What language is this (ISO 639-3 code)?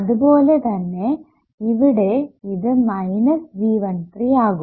mal